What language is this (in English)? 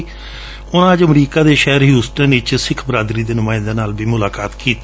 Punjabi